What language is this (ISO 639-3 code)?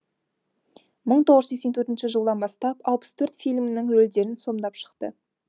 kaz